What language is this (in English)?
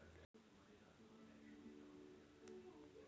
Hindi